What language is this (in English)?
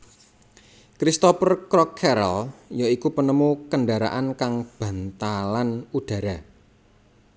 Javanese